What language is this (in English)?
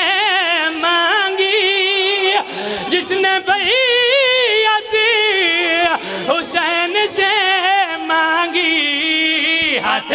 Arabic